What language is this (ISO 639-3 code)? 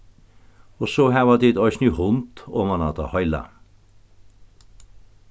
fao